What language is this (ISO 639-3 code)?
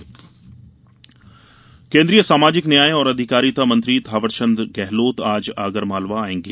hin